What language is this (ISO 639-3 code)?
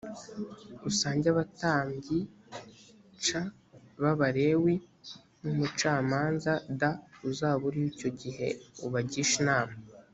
kin